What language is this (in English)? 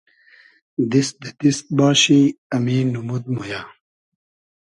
Hazaragi